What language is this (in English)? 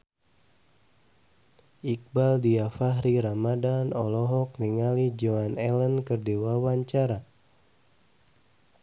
Sundanese